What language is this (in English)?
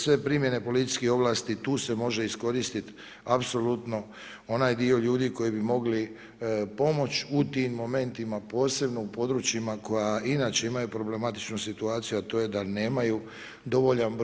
Croatian